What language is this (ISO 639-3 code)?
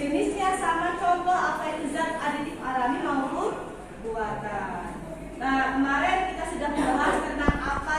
ind